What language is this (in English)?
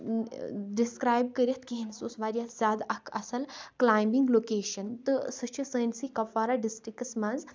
Kashmiri